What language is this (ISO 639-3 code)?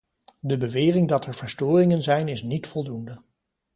nld